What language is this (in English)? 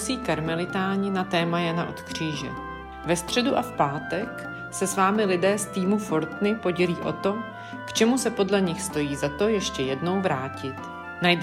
Czech